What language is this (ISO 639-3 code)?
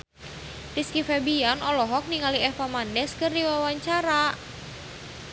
sun